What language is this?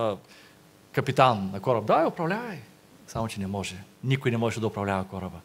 Bulgarian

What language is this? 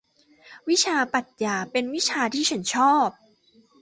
Thai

